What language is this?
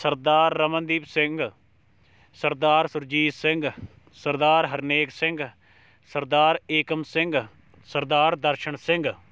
Punjabi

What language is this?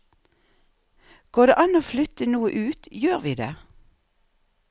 Norwegian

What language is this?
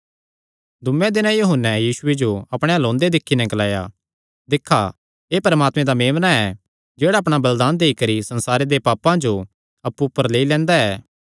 Kangri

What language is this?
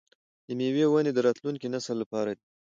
Pashto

